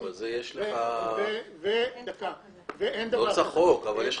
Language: Hebrew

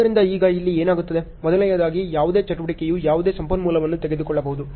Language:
Kannada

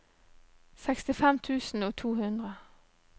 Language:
Norwegian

